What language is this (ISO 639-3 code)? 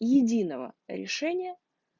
rus